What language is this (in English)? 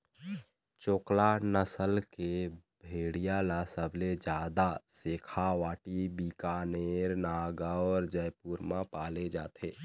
Chhattisgarhi